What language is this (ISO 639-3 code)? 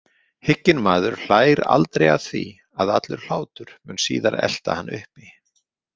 isl